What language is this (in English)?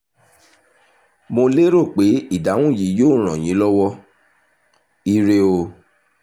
Yoruba